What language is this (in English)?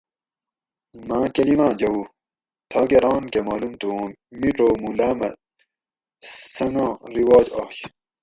Gawri